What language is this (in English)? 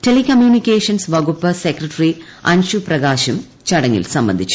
Malayalam